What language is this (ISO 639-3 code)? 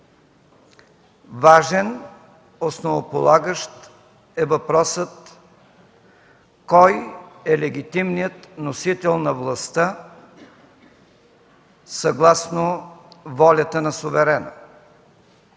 bul